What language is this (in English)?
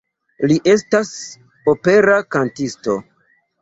Esperanto